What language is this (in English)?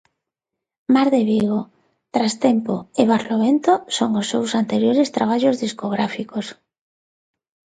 Galician